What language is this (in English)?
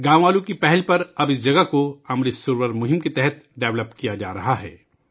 Urdu